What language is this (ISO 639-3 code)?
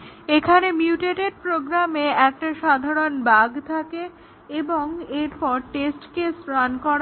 ben